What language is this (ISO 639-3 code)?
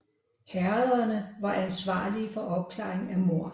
dan